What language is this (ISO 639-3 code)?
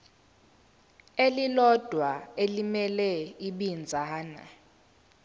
zul